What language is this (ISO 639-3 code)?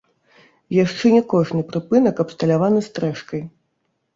bel